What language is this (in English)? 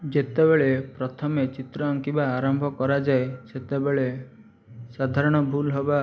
Odia